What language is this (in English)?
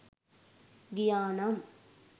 Sinhala